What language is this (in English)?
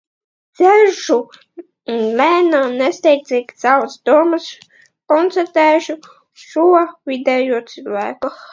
Latvian